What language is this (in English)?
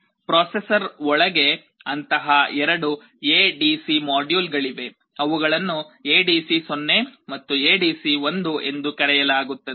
Kannada